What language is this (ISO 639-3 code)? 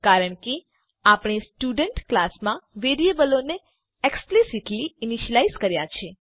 guj